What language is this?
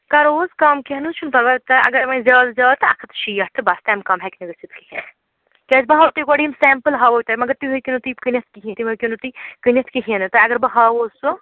Kashmiri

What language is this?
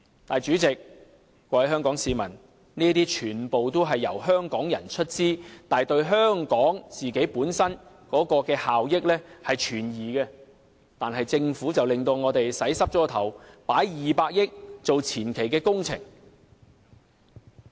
Cantonese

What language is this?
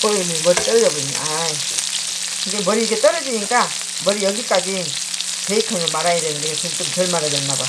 Korean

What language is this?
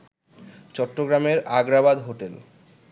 Bangla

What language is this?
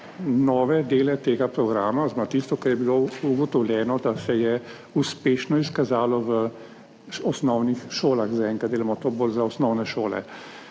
Slovenian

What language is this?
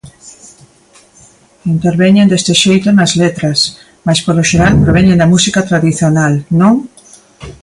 Galician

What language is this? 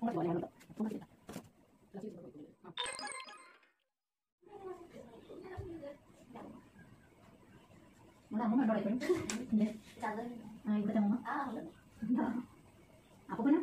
Indonesian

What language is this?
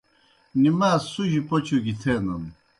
Kohistani Shina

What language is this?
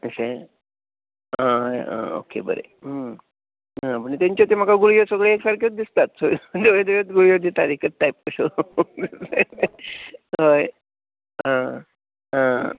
Konkani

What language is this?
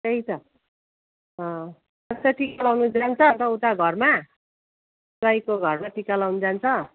Nepali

